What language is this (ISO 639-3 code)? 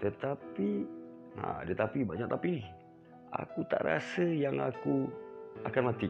msa